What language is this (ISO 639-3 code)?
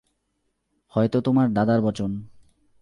ben